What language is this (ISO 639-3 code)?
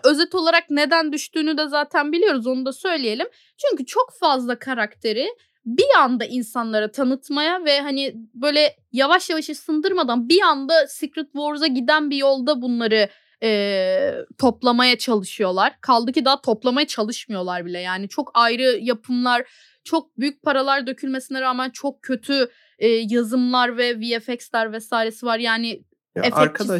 tur